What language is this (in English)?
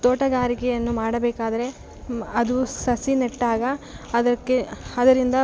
Kannada